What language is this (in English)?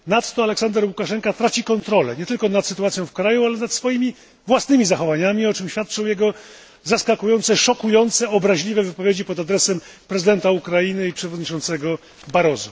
Polish